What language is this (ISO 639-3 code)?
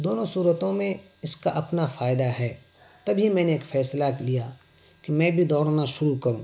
urd